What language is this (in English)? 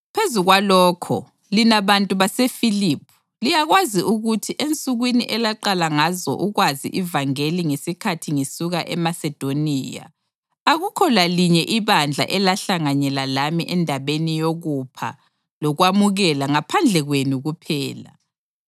North Ndebele